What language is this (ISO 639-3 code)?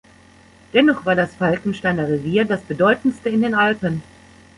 deu